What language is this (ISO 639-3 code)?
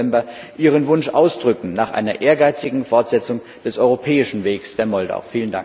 deu